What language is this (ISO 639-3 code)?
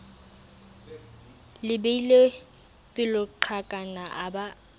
sot